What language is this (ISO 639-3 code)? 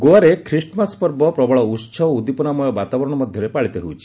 ori